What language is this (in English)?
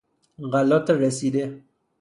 Persian